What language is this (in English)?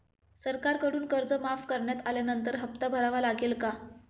Marathi